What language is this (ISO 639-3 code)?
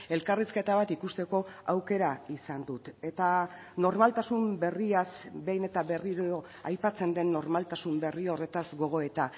eus